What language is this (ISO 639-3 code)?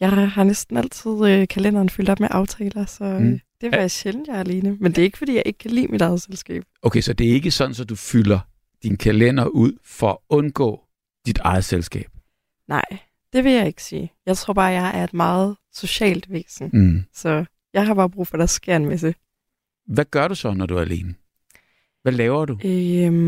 dan